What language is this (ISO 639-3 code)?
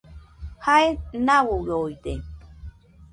hux